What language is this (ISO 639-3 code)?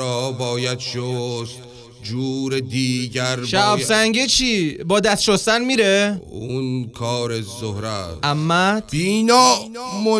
fas